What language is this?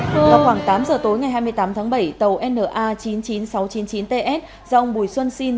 Vietnamese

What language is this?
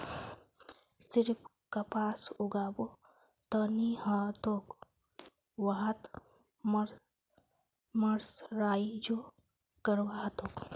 Magahi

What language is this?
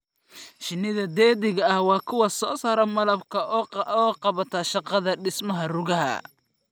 Somali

